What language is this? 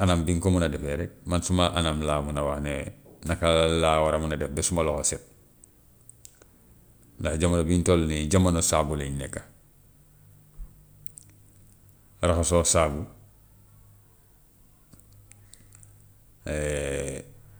Gambian Wolof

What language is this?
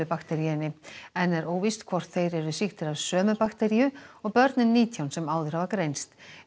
Icelandic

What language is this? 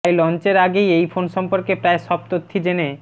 Bangla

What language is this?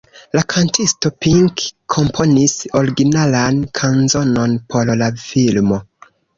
Esperanto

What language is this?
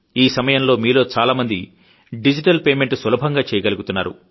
Telugu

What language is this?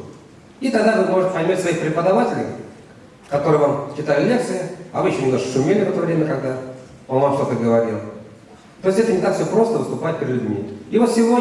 Russian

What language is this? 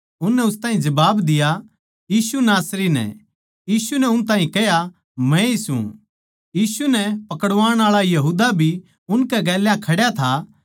Haryanvi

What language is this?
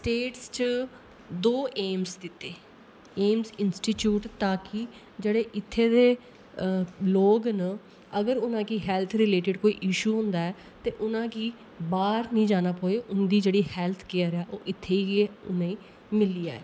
Dogri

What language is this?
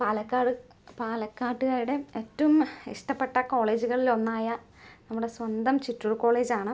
Malayalam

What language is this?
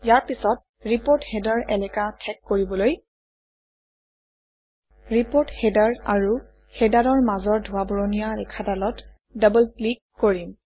Assamese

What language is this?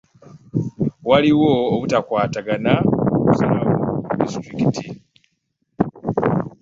Ganda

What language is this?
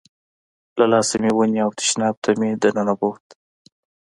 Pashto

